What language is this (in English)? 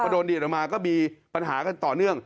Thai